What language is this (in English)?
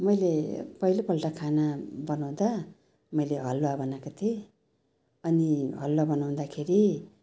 Nepali